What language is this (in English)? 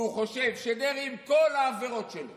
Hebrew